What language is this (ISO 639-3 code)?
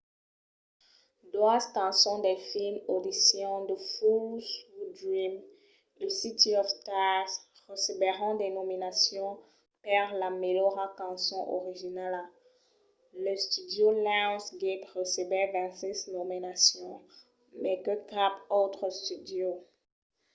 oci